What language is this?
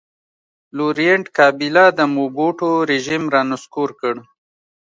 Pashto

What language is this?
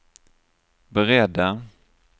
Swedish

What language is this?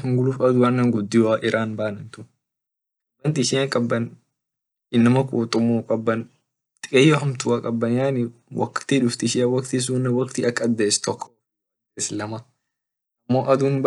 Orma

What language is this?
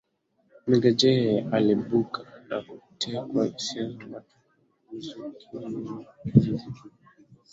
Swahili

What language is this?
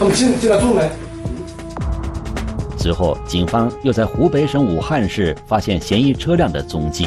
Chinese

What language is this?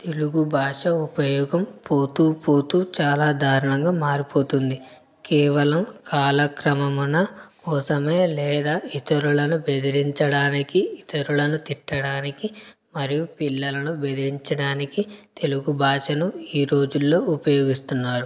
Telugu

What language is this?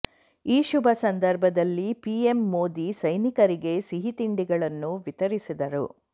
Kannada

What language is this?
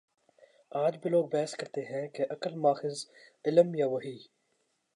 Urdu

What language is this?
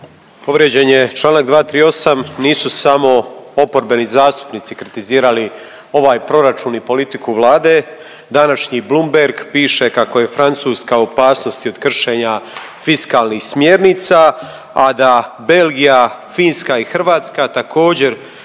Croatian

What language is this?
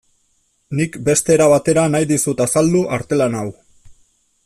Basque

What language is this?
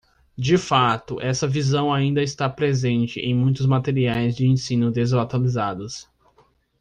Portuguese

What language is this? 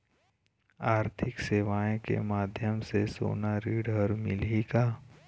Chhattisgarhi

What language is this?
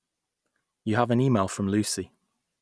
English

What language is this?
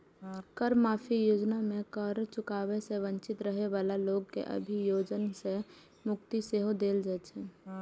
Maithili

